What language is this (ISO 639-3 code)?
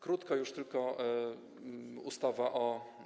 pol